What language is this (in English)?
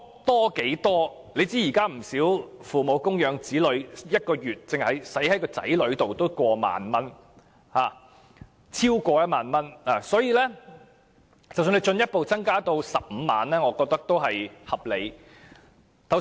Cantonese